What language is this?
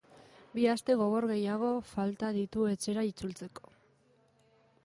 Basque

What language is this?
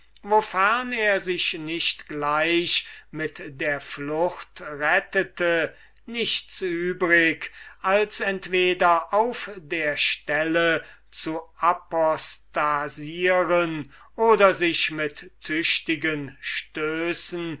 German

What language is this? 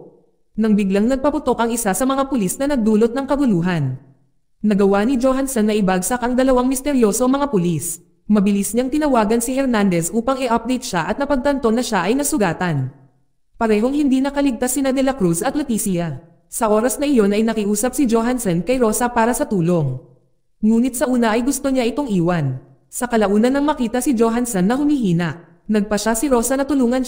Filipino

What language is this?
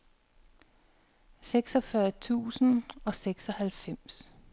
Danish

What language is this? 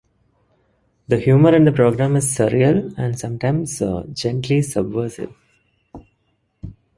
English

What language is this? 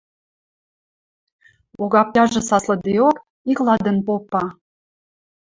Western Mari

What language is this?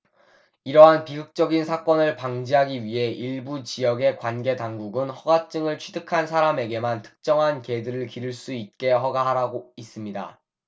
Korean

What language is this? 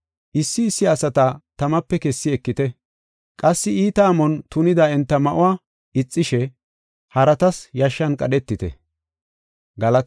Gofa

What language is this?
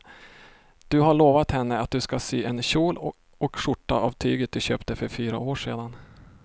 Swedish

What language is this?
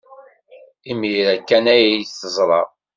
Kabyle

